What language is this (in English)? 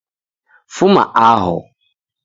Taita